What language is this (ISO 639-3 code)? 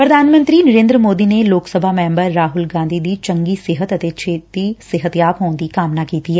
pan